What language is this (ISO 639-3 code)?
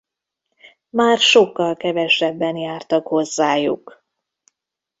hun